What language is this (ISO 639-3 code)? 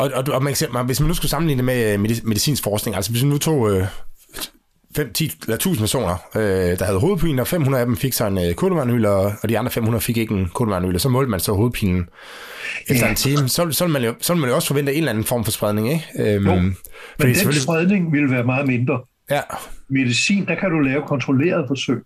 dan